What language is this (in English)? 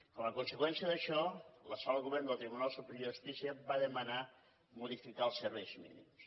Catalan